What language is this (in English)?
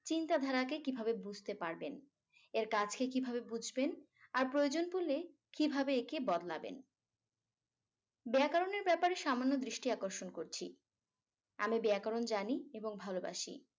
Bangla